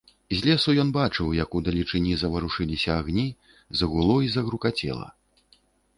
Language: Belarusian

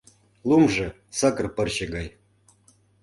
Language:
Mari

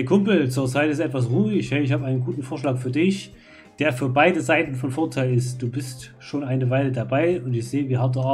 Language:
German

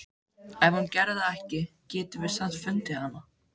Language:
Icelandic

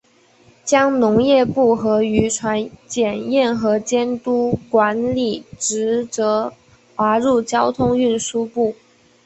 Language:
Chinese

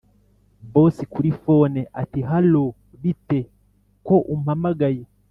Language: Kinyarwanda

